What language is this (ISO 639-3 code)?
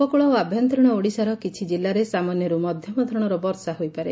ori